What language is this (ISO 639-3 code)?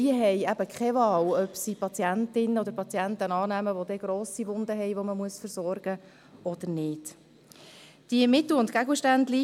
gsw